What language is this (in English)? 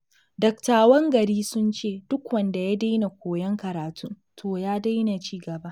Hausa